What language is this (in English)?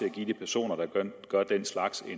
Danish